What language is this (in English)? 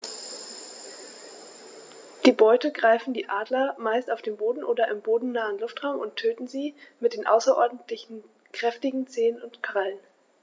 German